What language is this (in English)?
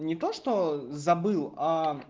Russian